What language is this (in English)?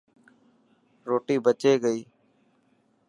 Dhatki